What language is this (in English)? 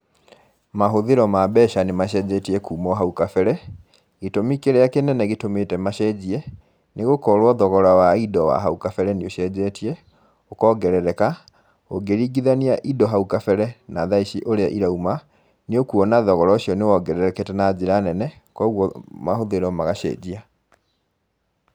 Kikuyu